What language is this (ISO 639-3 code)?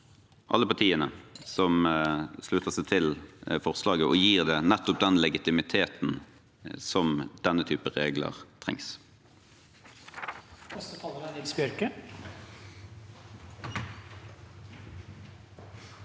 nor